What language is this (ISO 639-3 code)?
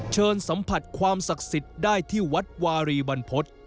tha